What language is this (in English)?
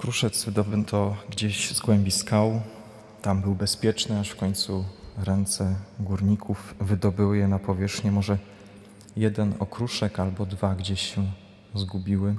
Polish